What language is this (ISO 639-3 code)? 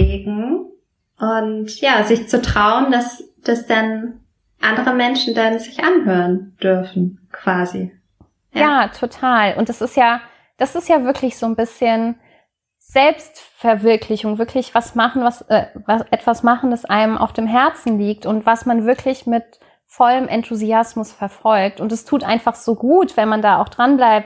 deu